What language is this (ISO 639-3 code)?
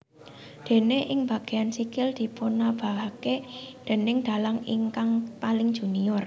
jav